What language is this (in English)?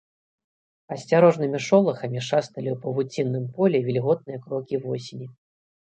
Belarusian